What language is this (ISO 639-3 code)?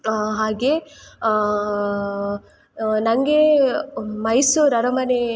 kan